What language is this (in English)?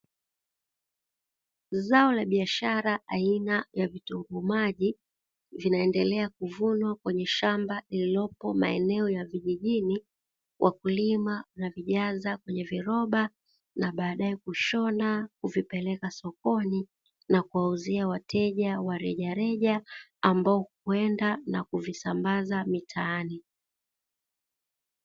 Swahili